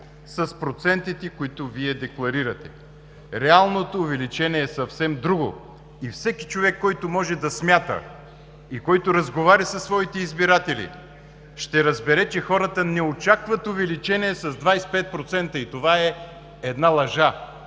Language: Bulgarian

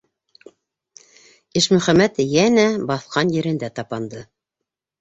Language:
Bashkir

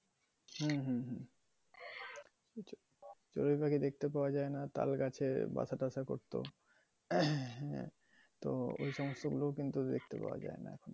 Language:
Bangla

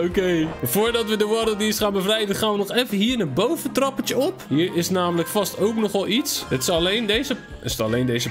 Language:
Dutch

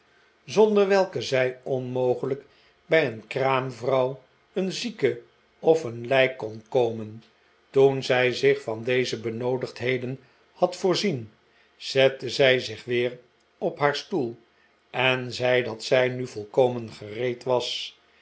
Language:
Dutch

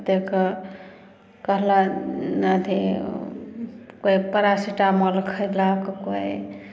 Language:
Maithili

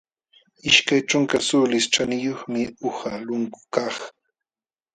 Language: Jauja Wanca Quechua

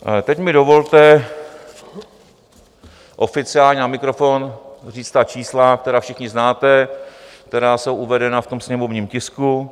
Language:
Czech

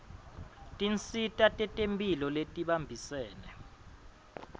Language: Swati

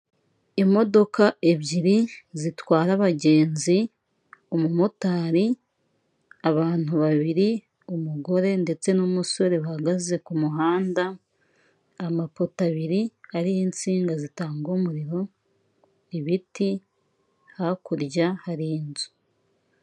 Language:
Kinyarwanda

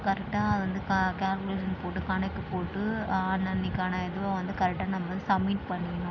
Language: Tamil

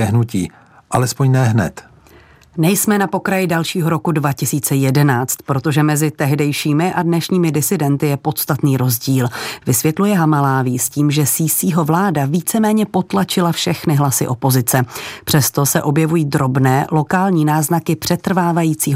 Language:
Czech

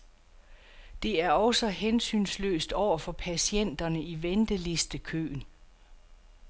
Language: Danish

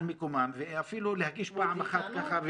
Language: Hebrew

